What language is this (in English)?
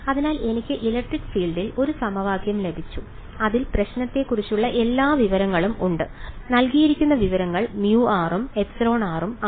Malayalam